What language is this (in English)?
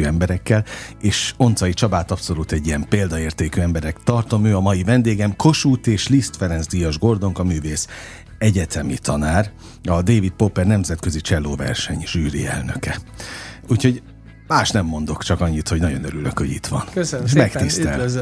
Hungarian